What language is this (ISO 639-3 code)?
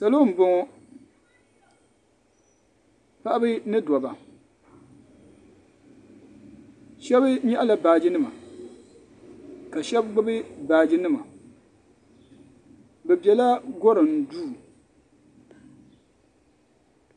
dag